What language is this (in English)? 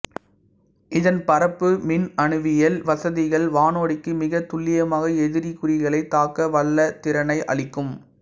Tamil